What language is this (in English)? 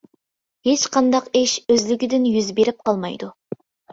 Uyghur